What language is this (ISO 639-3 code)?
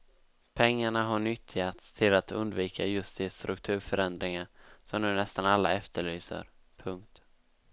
swe